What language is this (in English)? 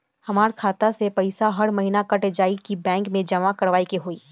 Bhojpuri